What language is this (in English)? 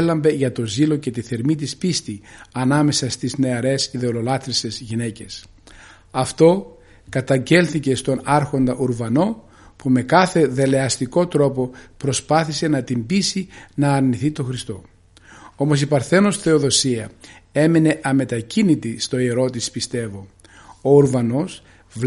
Greek